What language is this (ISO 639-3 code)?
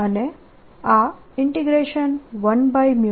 guj